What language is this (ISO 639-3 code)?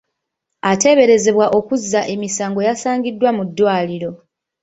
lug